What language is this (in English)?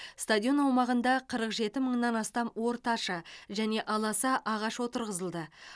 Kazakh